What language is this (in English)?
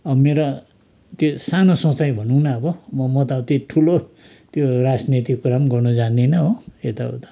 Nepali